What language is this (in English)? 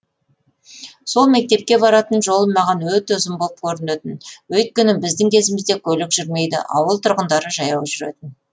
Kazakh